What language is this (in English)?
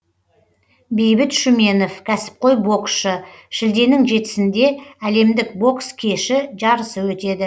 Kazakh